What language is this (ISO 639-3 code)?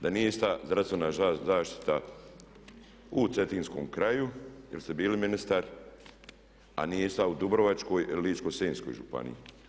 hrv